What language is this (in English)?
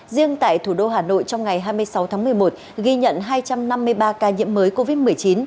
Vietnamese